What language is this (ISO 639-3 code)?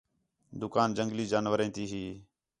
xhe